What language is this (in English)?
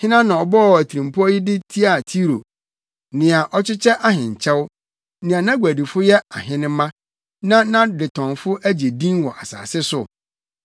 Akan